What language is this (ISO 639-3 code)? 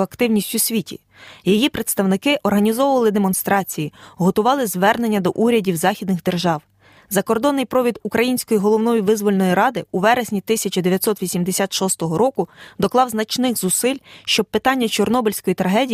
ukr